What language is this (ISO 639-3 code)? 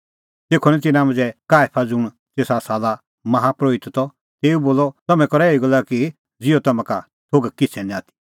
kfx